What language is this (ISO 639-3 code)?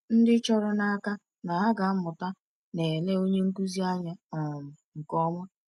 ibo